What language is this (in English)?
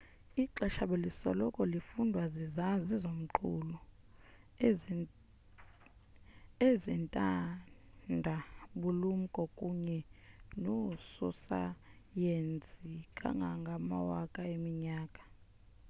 Xhosa